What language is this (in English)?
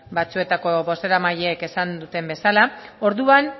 Basque